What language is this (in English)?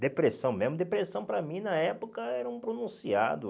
Portuguese